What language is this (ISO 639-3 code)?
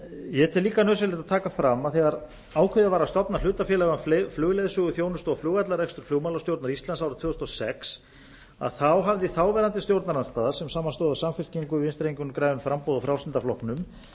isl